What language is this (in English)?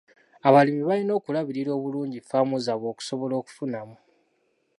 Ganda